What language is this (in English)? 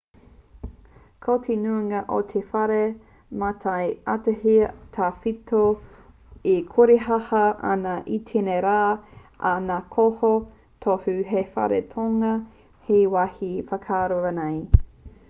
Māori